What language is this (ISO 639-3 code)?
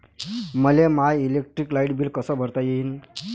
mar